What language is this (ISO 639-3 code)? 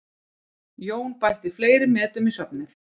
isl